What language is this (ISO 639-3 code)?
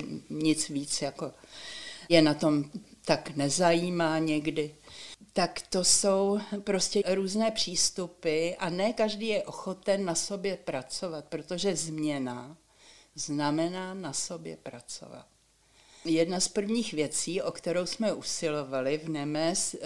ces